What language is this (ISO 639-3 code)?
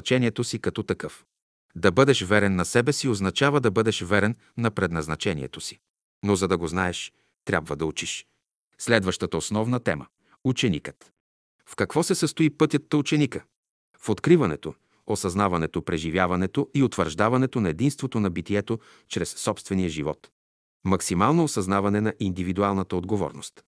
bul